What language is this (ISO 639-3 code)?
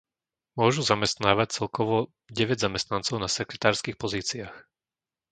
slk